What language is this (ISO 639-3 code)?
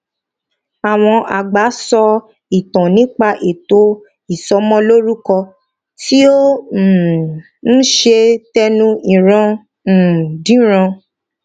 yor